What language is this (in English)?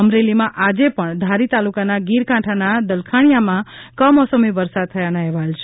Gujarati